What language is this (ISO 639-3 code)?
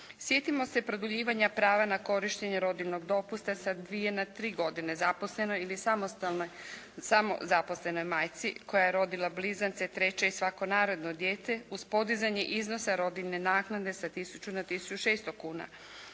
hrv